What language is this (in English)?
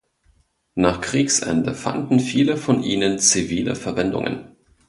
German